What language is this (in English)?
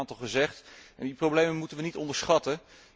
Dutch